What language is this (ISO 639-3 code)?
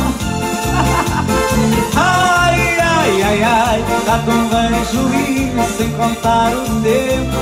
por